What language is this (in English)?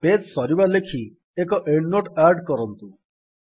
Odia